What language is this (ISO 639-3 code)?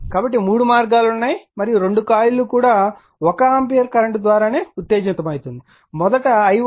tel